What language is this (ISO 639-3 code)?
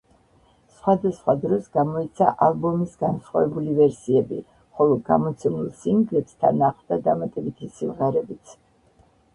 kat